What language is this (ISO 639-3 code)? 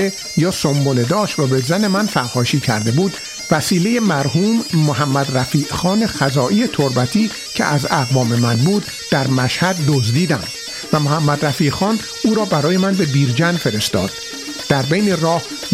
fas